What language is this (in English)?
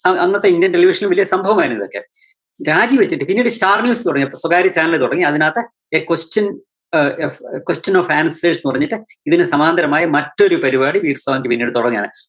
Malayalam